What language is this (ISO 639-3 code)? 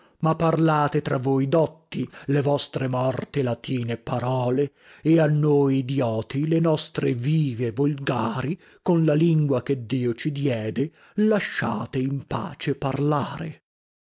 ita